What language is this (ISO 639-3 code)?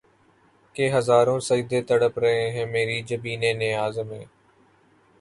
urd